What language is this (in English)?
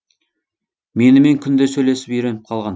Kazakh